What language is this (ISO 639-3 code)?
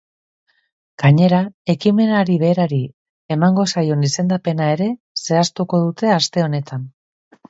eus